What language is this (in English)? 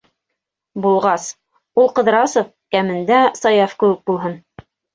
Bashkir